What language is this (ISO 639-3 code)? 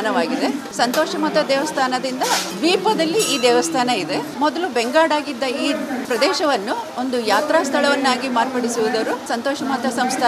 hin